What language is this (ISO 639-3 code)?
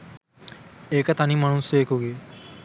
sin